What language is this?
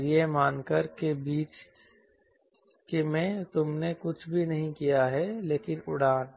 Hindi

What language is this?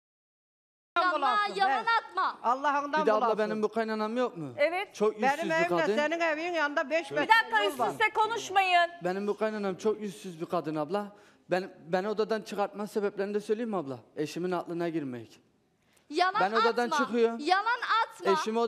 Turkish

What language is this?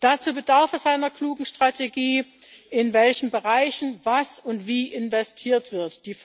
German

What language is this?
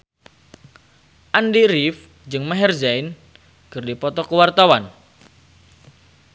Sundanese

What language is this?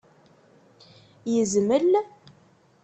Kabyle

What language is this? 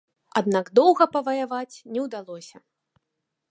Belarusian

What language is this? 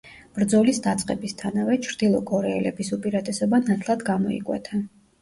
Georgian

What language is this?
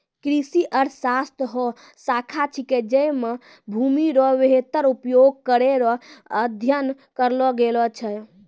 Maithili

